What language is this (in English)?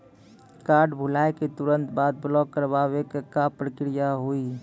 Maithili